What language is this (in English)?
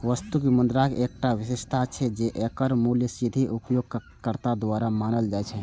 Maithili